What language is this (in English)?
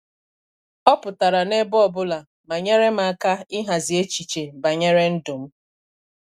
Igbo